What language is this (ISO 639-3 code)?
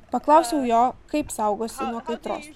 lit